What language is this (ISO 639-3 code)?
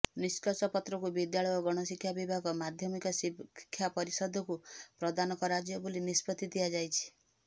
ori